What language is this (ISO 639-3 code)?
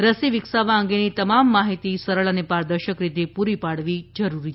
guj